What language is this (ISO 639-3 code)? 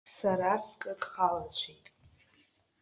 abk